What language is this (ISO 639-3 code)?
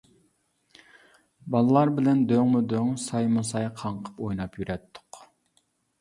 uig